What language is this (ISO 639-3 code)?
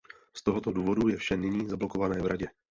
ces